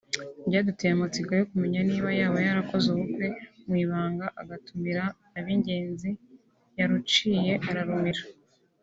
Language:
Kinyarwanda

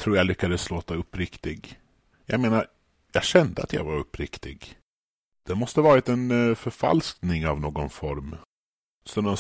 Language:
Swedish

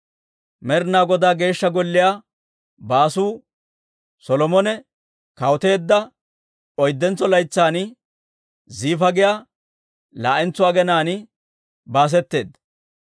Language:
Dawro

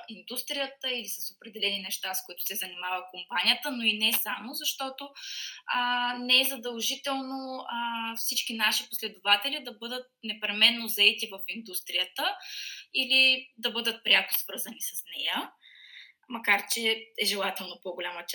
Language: Bulgarian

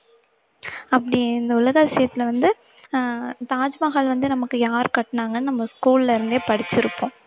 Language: Tamil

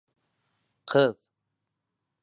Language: Bashkir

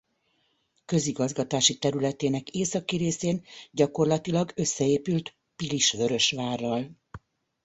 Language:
Hungarian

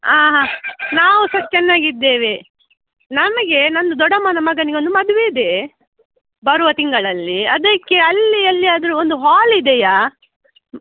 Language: Kannada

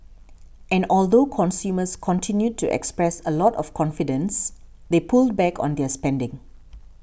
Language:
English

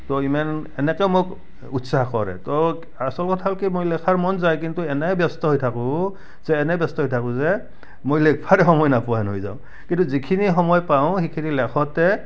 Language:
Assamese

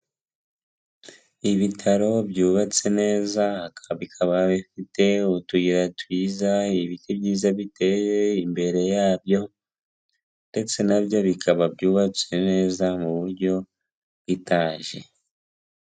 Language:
Kinyarwanda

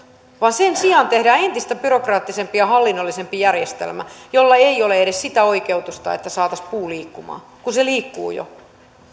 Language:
Finnish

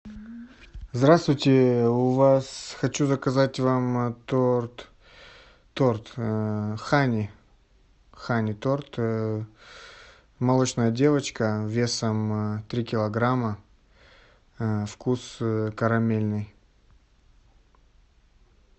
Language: Russian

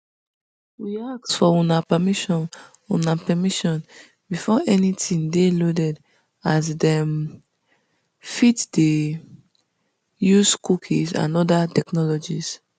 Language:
Nigerian Pidgin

